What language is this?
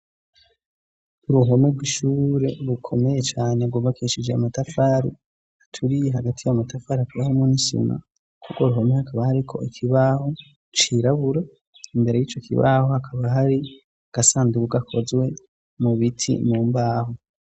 Rundi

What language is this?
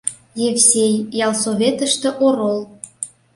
Mari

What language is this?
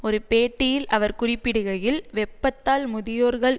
Tamil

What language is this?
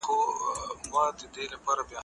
Pashto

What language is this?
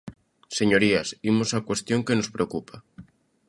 Galician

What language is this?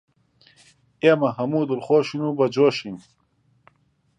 Central Kurdish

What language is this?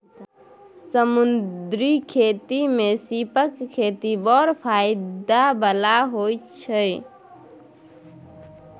Maithili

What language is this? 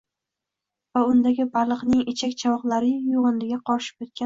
Uzbek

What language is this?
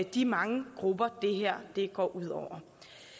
Danish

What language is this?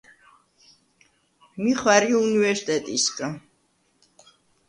Svan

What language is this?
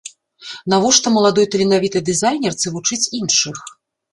Belarusian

